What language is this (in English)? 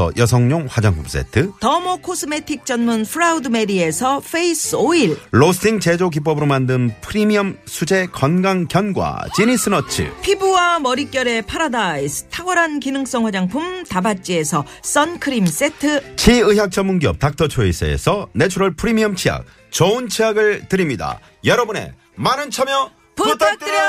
Korean